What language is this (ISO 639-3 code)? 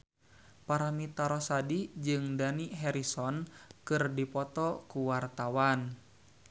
sun